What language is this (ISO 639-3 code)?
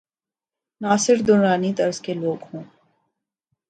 urd